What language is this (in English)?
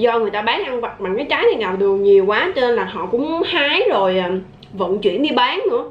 Vietnamese